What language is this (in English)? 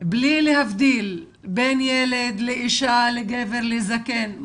Hebrew